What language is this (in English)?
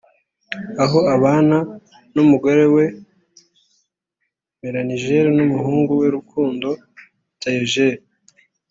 Kinyarwanda